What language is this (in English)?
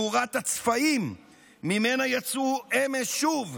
Hebrew